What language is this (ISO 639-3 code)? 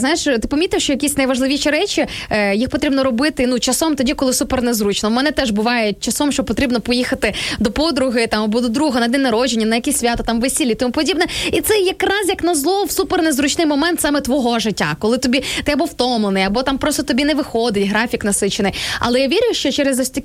ukr